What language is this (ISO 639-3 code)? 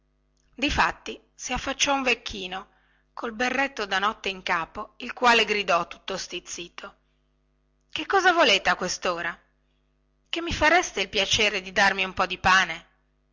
ita